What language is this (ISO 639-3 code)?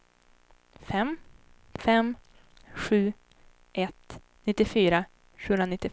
swe